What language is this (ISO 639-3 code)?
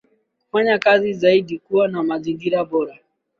swa